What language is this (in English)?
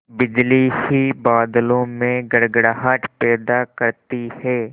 Hindi